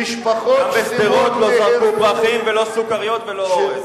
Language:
Hebrew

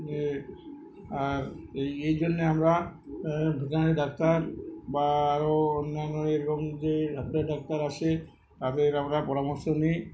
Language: Bangla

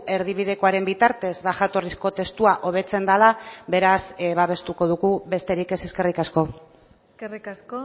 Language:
Basque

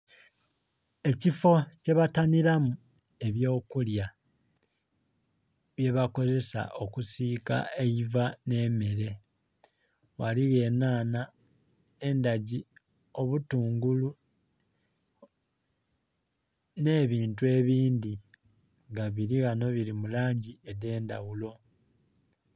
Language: Soga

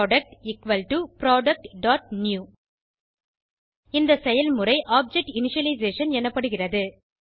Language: Tamil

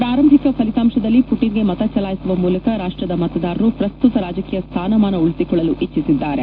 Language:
Kannada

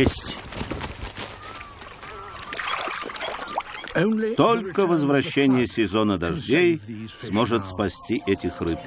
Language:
Russian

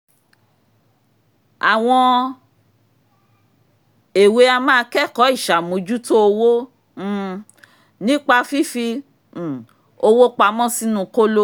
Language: Yoruba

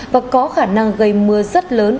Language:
Vietnamese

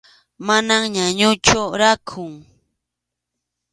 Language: Arequipa-La Unión Quechua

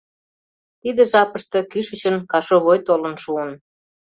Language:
Mari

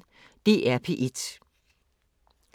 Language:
Danish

